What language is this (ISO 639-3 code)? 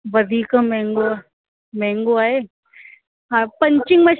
snd